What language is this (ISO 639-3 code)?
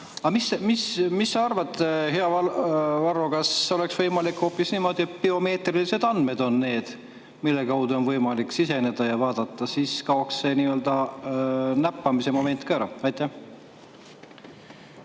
est